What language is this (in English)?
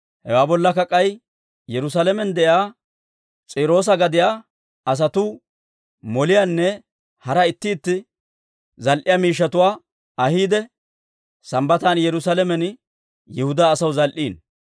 Dawro